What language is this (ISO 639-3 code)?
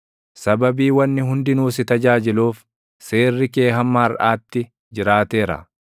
orm